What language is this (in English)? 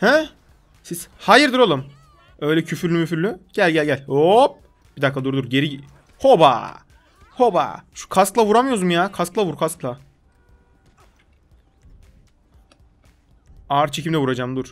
Turkish